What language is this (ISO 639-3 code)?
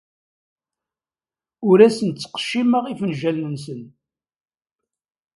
kab